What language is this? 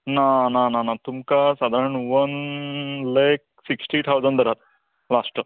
Konkani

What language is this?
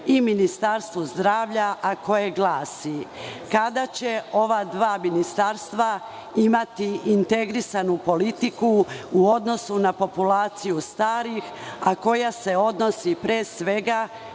Serbian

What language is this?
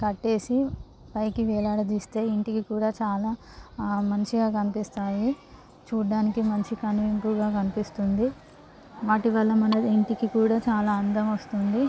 Telugu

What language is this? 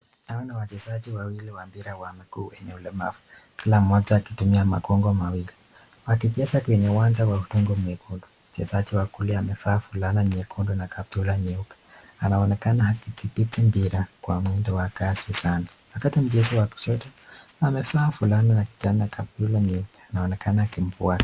Swahili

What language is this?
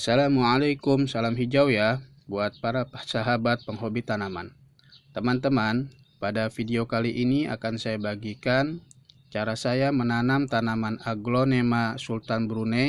Indonesian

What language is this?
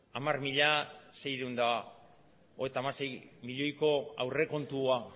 Basque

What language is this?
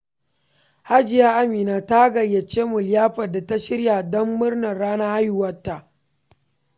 Hausa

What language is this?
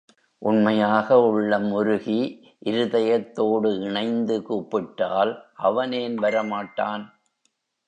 Tamil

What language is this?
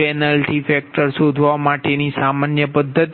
Gujarati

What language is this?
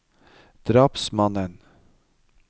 Norwegian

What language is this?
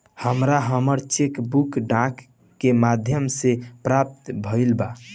Bhojpuri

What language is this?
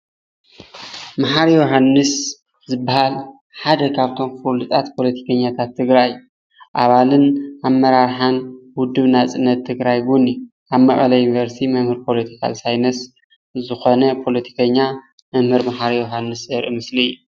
Tigrinya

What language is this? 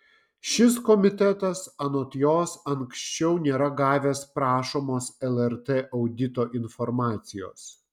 Lithuanian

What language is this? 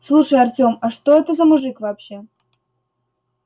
Russian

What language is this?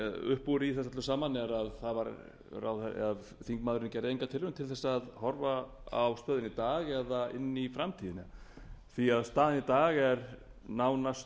Icelandic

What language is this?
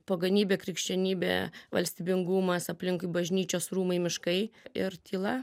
Lithuanian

